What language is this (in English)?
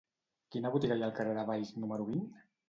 Catalan